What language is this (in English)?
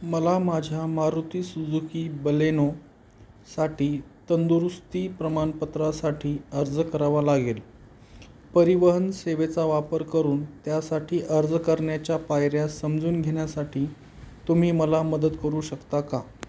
Marathi